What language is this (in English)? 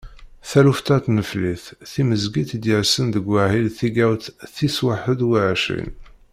Kabyle